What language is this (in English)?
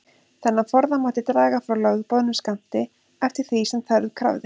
Icelandic